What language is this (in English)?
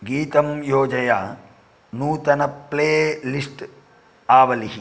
Sanskrit